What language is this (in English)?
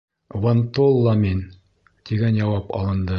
Bashkir